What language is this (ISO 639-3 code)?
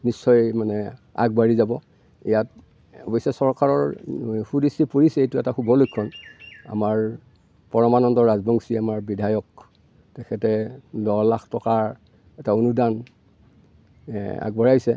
asm